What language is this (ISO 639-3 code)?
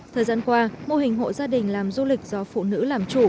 vie